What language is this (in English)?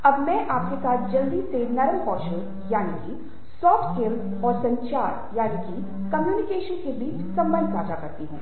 Hindi